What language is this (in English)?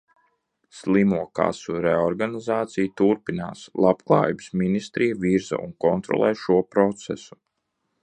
Latvian